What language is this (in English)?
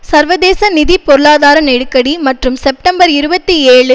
Tamil